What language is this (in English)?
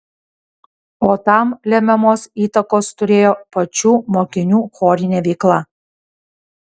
Lithuanian